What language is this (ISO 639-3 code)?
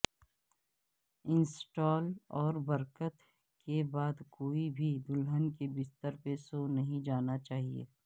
urd